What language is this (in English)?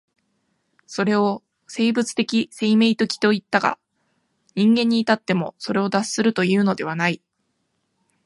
Japanese